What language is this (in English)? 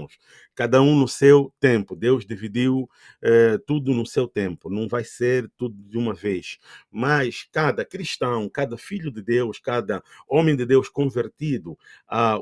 Portuguese